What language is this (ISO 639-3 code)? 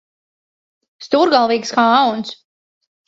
lav